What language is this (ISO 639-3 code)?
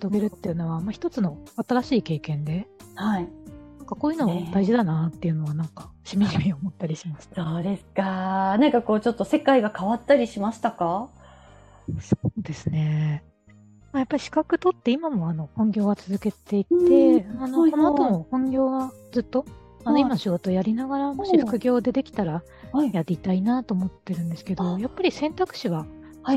jpn